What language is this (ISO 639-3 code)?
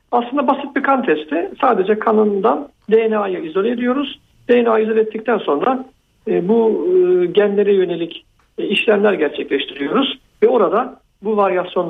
tur